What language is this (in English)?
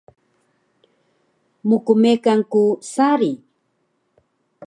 Taroko